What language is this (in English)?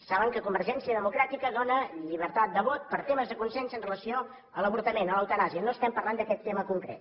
Catalan